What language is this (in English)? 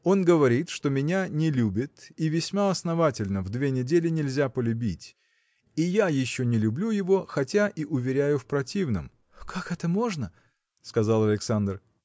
Russian